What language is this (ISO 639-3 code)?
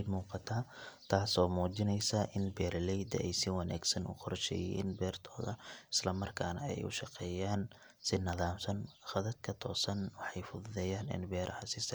som